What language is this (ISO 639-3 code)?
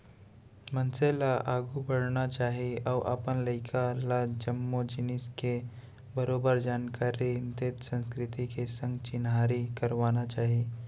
hne